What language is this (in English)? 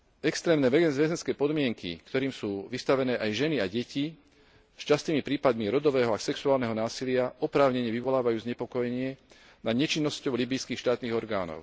Slovak